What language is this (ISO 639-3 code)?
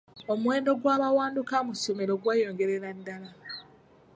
lug